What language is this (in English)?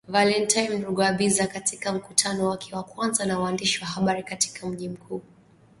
Swahili